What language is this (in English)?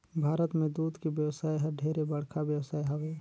Chhattisgarhi